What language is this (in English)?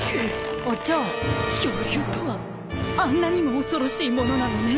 Japanese